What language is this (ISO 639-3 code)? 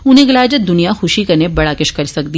doi